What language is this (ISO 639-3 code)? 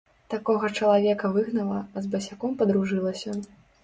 bel